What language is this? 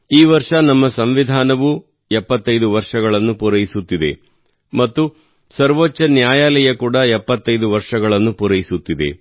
Kannada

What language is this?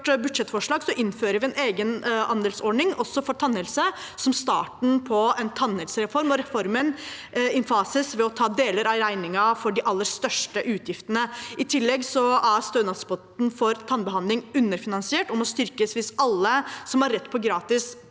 Norwegian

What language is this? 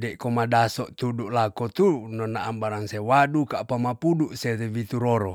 Tonsea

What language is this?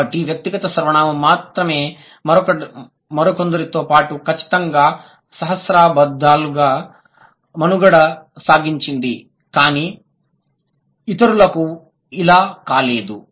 Telugu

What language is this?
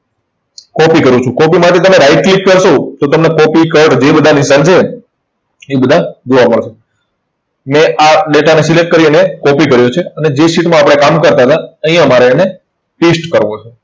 Gujarati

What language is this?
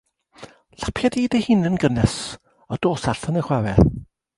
Welsh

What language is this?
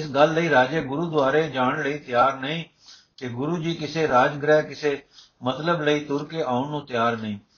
Punjabi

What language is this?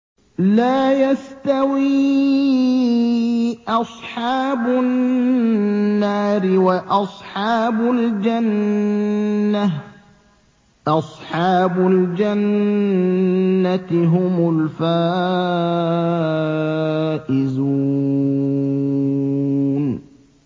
Arabic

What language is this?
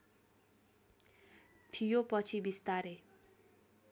Nepali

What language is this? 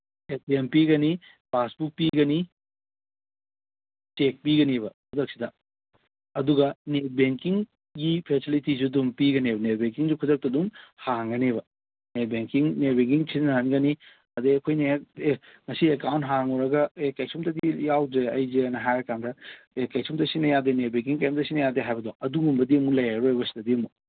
Manipuri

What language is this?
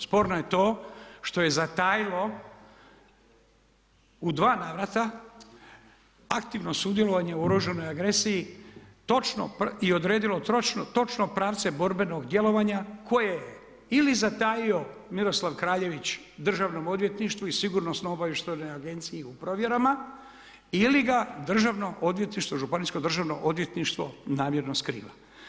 Croatian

